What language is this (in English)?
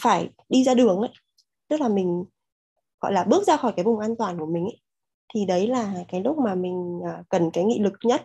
Vietnamese